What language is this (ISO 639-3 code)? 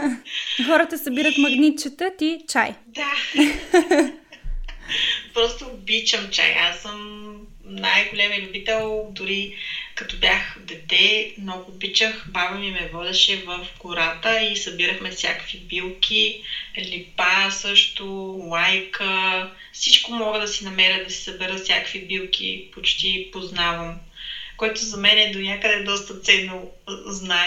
bul